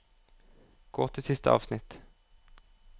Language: Norwegian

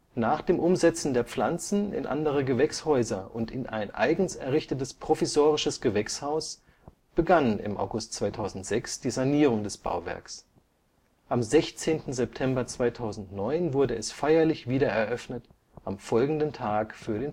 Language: German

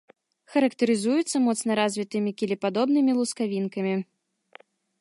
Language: Belarusian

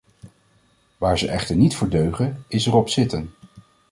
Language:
Dutch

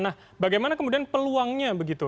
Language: Indonesian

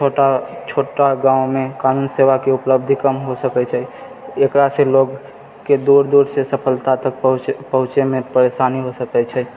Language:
Maithili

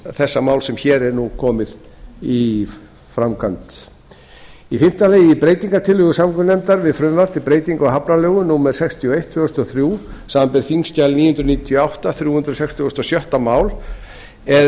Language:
Icelandic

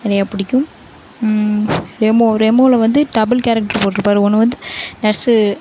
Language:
Tamil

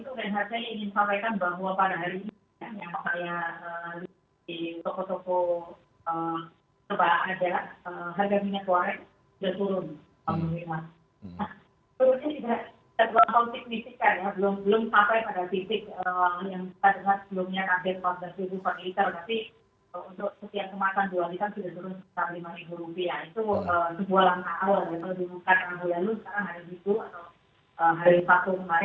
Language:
Indonesian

